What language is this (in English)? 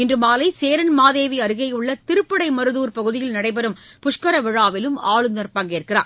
Tamil